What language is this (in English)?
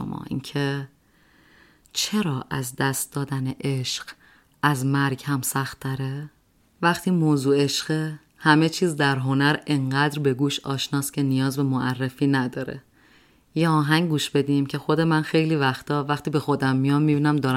Persian